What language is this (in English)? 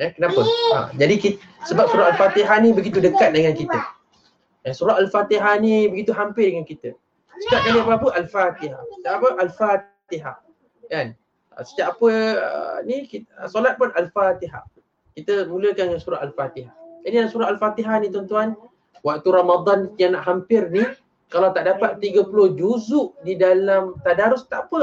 Malay